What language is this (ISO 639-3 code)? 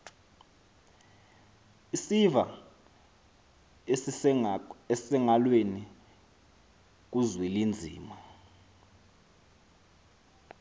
xho